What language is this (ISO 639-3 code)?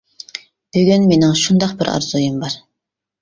uig